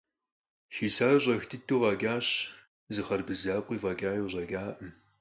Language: Kabardian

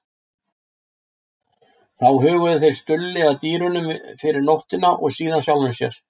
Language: Icelandic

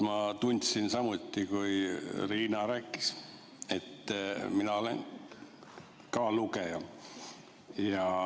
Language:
Estonian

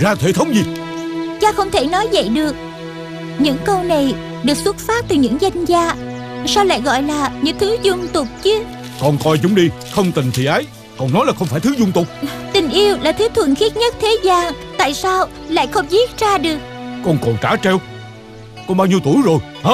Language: Vietnamese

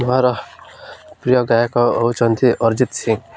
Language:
Odia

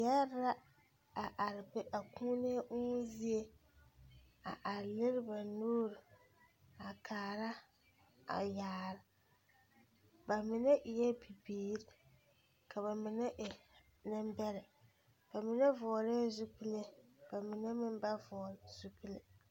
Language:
Southern Dagaare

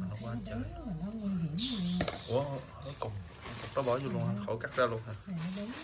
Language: Vietnamese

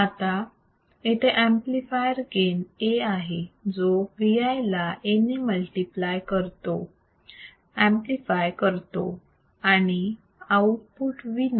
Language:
Marathi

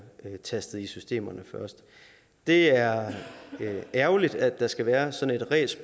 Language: Danish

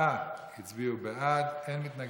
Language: Hebrew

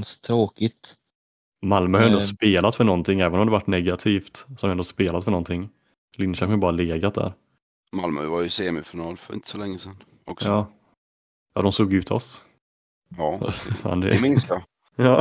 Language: Swedish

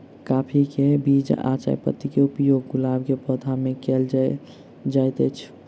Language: Maithili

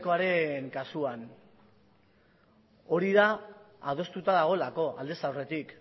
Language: Basque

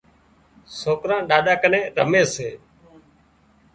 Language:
Wadiyara Koli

